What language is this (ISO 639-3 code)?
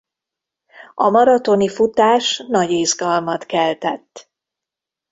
hun